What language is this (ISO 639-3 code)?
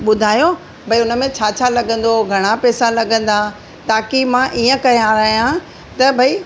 snd